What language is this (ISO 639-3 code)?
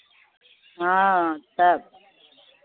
mai